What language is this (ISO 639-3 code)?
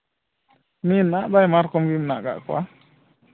sat